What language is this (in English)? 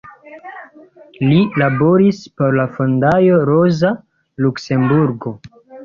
Esperanto